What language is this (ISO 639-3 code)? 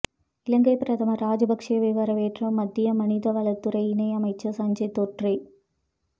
tam